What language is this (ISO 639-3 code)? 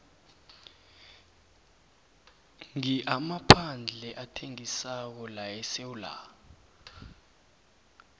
nbl